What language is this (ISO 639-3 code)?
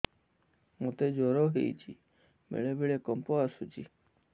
ori